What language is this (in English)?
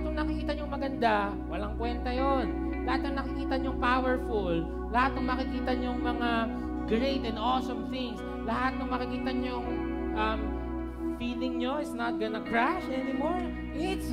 Filipino